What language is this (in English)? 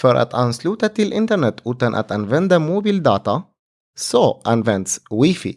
Swedish